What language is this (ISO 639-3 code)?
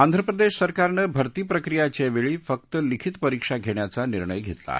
mar